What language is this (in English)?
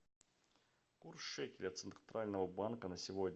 Russian